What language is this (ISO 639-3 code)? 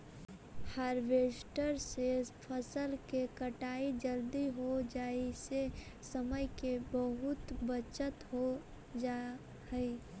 mag